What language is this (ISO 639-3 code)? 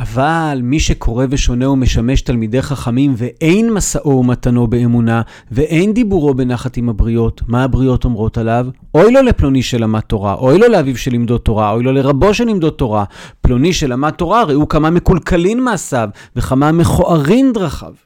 heb